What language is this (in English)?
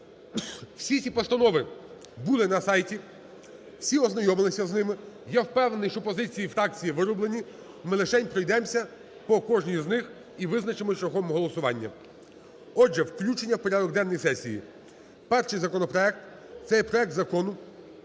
Ukrainian